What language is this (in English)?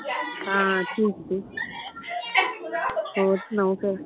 Punjabi